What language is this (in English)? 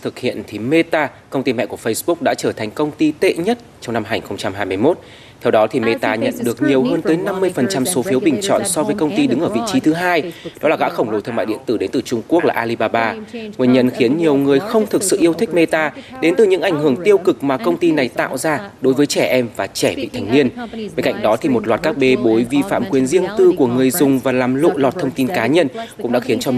Vietnamese